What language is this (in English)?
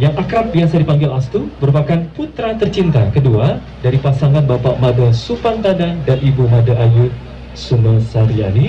Indonesian